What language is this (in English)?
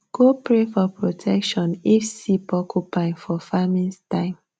Nigerian Pidgin